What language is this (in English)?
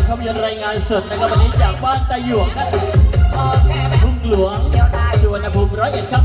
Thai